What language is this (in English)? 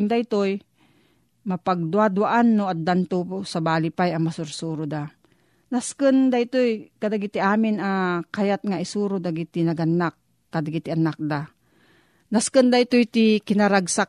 Filipino